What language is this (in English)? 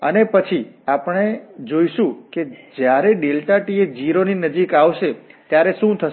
Gujarati